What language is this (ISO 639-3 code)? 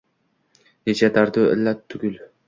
uzb